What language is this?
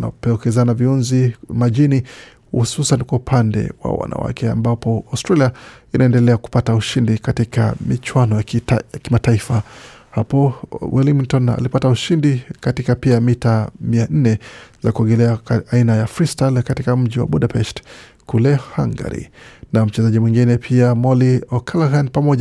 Swahili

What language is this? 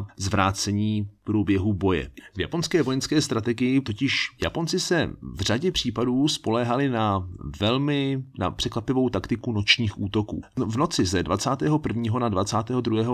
Czech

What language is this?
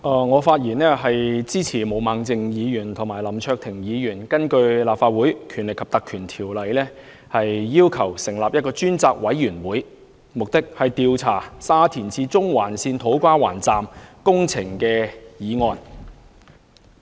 Cantonese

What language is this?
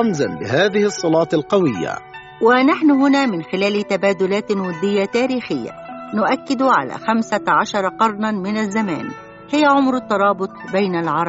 Arabic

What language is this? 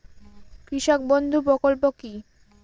Bangla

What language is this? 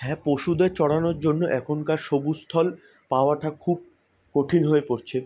Bangla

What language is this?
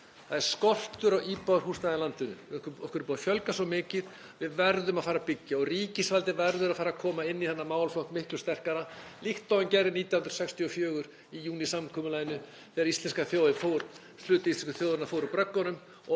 Icelandic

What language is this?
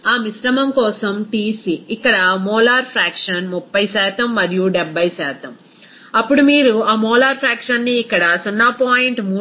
Telugu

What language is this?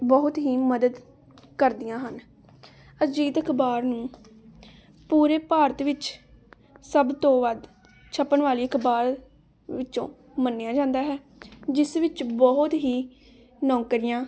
Punjabi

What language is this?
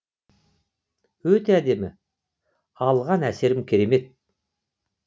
Kazakh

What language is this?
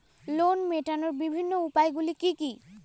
Bangla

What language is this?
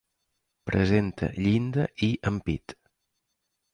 Catalan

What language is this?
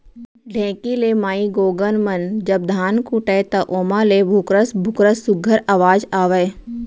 Chhattisgarhi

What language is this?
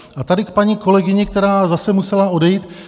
Czech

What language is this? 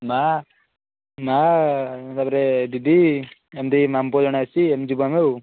Odia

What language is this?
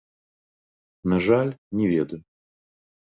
Belarusian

